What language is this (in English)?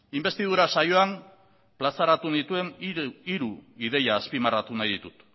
Basque